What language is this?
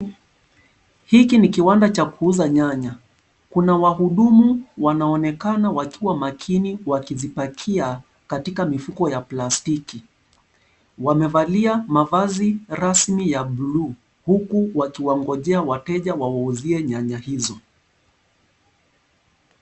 Swahili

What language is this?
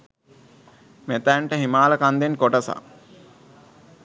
Sinhala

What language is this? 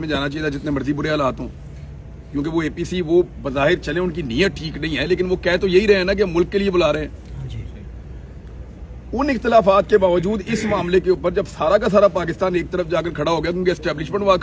Urdu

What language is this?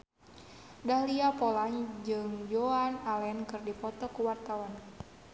Sundanese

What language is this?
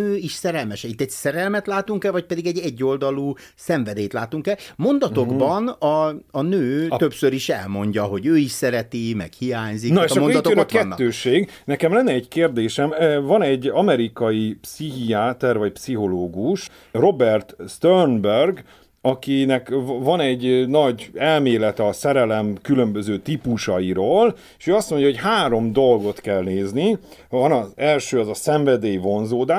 Hungarian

